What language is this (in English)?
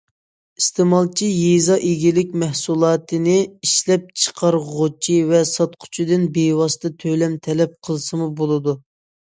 Uyghur